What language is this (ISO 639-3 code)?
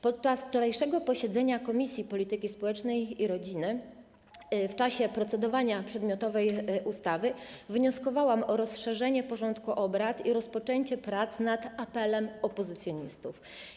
pol